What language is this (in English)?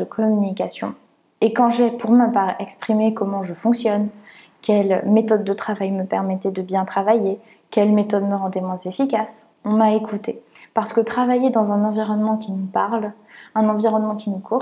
French